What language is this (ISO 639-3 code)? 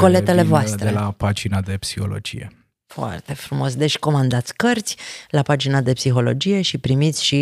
ron